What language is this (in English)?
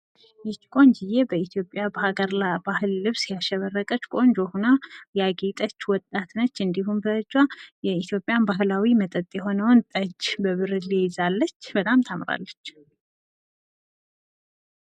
Amharic